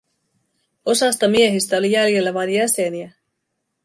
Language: Finnish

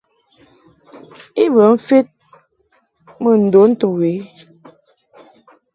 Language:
Mungaka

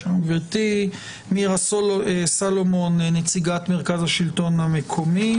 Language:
Hebrew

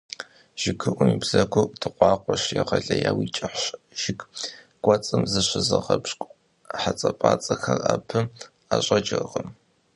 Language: Kabardian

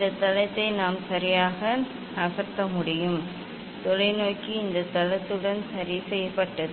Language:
Tamil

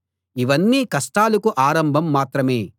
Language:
Telugu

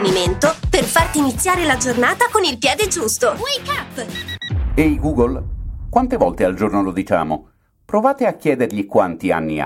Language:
Italian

